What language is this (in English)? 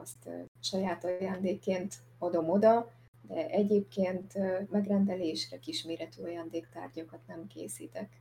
Hungarian